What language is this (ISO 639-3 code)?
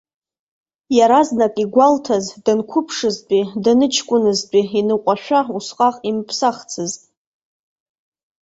abk